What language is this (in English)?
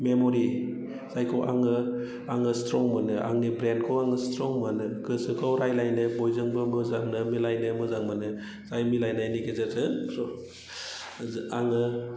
Bodo